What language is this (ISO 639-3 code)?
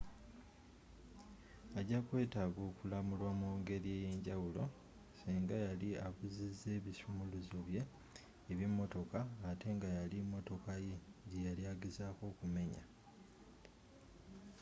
lug